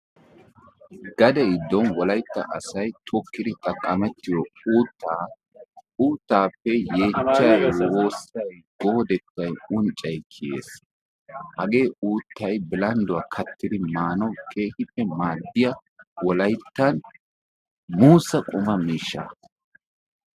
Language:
Wolaytta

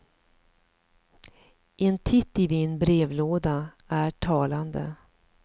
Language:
Swedish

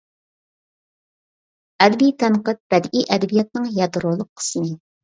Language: Uyghur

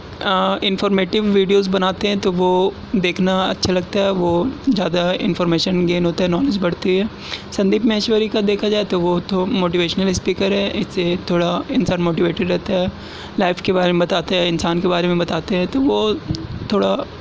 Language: Urdu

